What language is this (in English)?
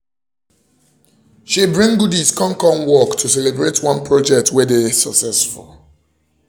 Nigerian Pidgin